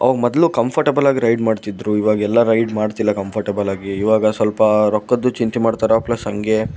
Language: Kannada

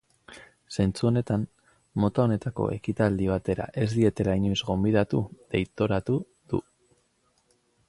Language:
Basque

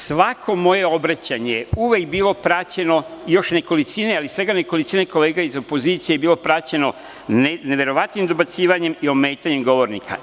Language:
Serbian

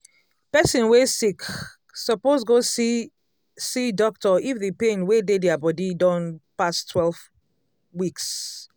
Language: Nigerian Pidgin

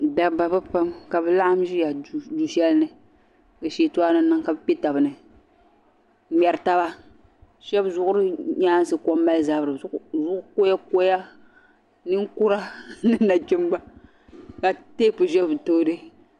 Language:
Dagbani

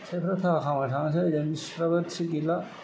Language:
Bodo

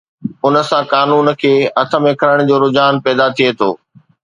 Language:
Sindhi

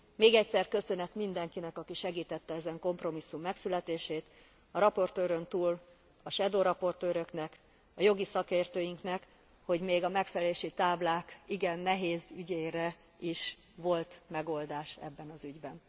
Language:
Hungarian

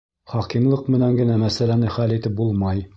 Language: Bashkir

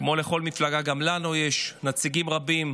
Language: Hebrew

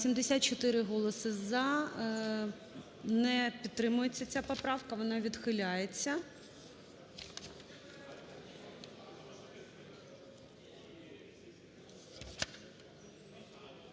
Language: Ukrainian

